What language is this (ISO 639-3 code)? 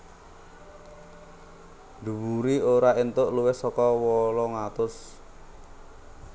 jav